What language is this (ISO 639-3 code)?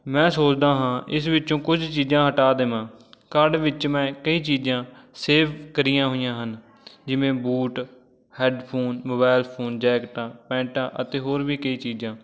pan